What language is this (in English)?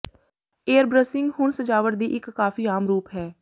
Punjabi